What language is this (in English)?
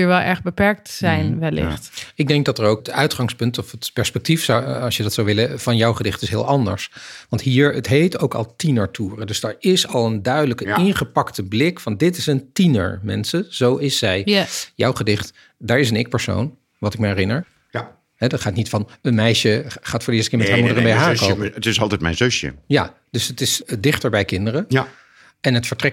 Dutch